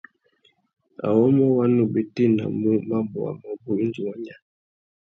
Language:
Tuki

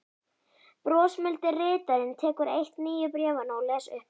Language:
Icelandic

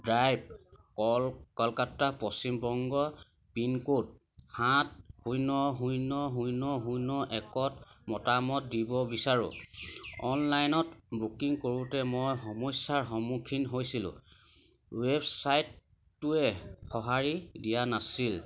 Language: Assamese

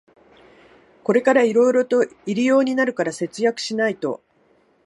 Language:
Japanese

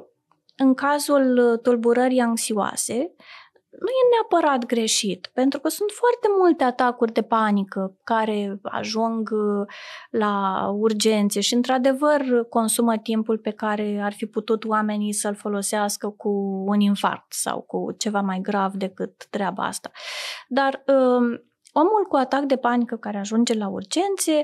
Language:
Romanian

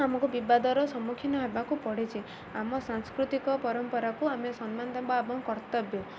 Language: Odia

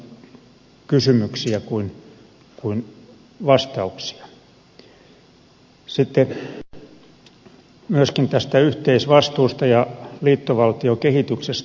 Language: Finnish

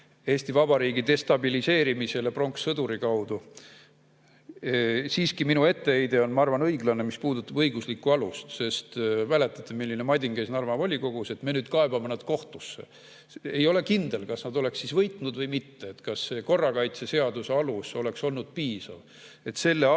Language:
Estonian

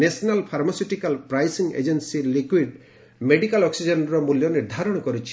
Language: Odia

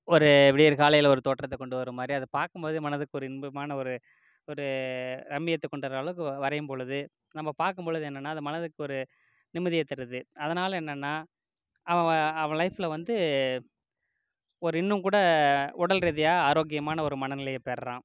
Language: Tamil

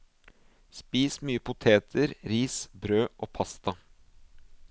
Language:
Norwegian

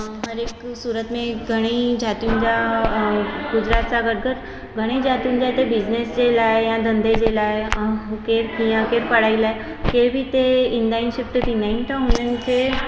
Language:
Sindhi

